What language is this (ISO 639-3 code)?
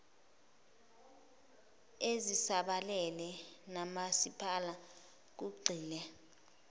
zul